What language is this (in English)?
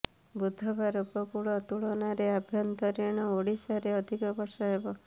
Odia